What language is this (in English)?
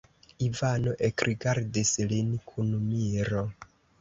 Esperanto